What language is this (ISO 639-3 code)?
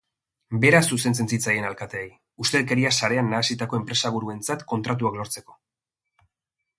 eus